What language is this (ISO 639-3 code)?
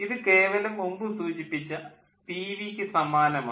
mal